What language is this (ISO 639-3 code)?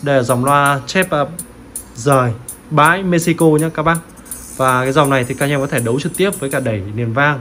vie